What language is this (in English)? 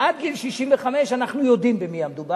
Hebrew